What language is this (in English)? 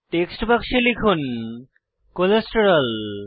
Bangla